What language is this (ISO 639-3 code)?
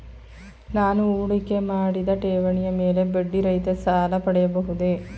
kan